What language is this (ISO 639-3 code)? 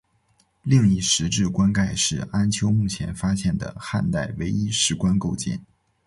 zho